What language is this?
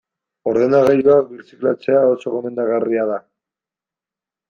Basque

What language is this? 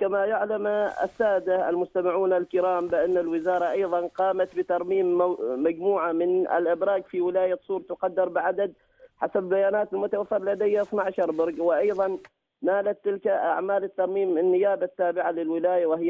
Arabic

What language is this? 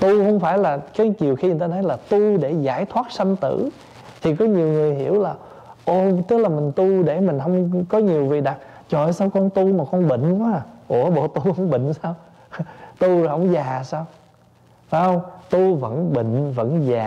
Vietnamese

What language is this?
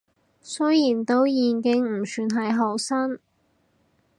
Cantonese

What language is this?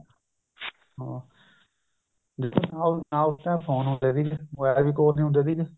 Punjabi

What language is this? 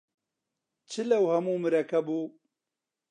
Central Kurdish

